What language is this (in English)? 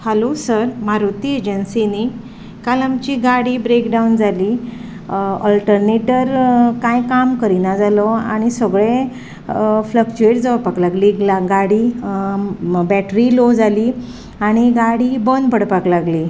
Konkani